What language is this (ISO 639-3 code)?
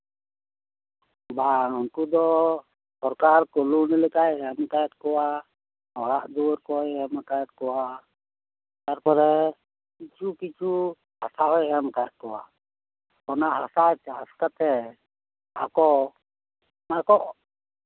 sat